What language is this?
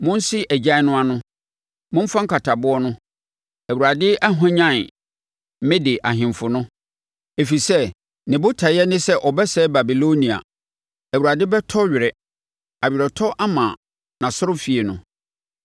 Akan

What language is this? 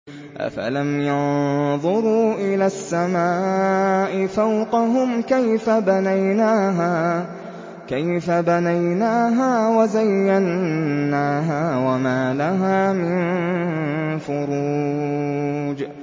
Arabic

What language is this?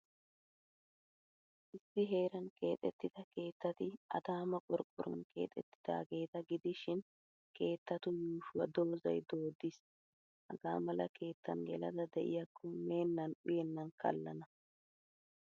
Wolaytta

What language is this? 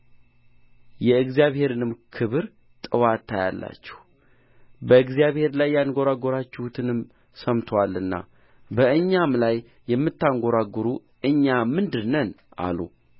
Amharic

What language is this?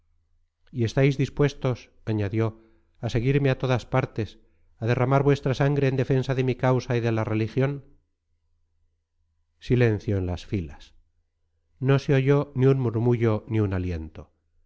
Spanish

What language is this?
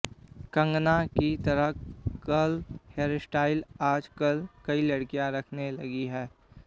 Hindi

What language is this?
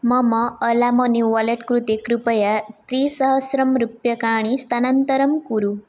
Sanskrit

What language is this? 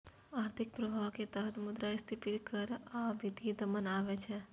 Maithili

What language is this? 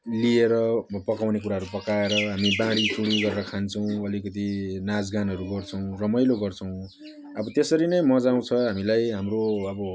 Nepali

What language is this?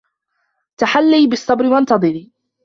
Arabic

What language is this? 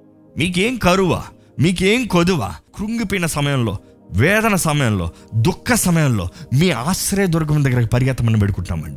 Telugu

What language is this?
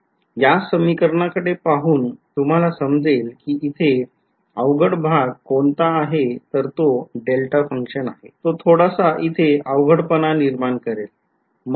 Marathi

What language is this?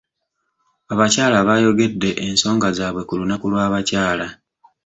Ganda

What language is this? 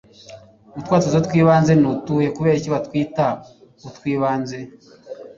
Kinyarwanda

